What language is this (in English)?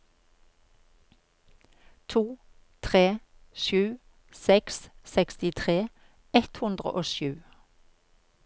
Norwegian